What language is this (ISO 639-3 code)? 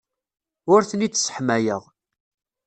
kab